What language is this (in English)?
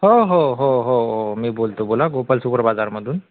Marathi